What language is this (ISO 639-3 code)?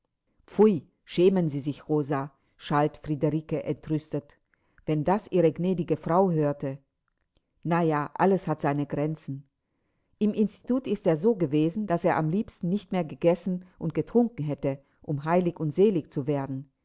deu